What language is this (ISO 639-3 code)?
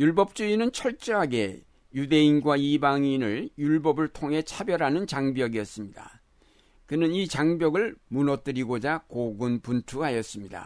kor